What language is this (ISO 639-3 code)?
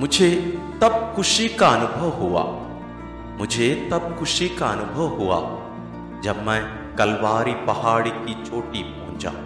hin